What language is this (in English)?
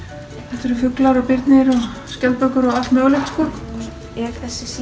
Icelandic